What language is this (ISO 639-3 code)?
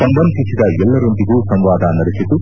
kan